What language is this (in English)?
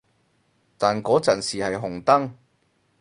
Cantonese